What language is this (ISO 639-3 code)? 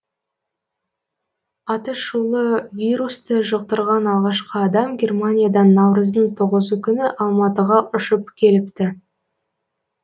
kaz